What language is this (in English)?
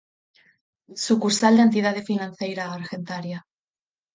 Galician